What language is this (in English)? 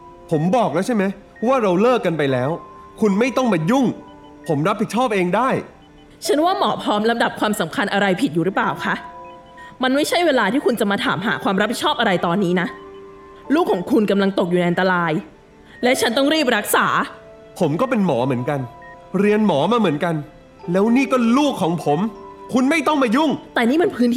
Thai